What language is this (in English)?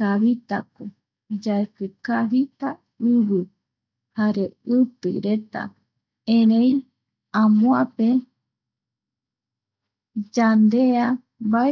Eastern Bolivian Guaraní